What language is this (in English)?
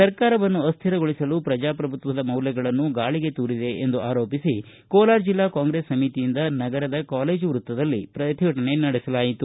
Kannada